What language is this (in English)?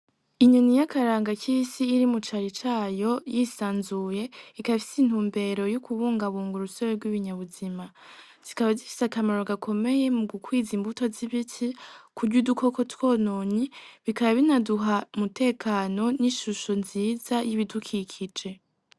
Rundi